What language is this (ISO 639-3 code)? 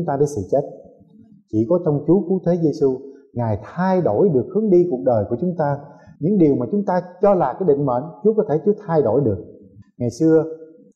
vie